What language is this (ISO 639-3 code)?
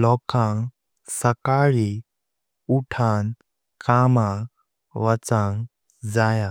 kok